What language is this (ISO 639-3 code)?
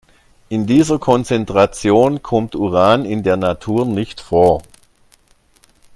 deu